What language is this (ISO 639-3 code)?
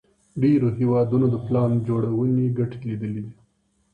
pus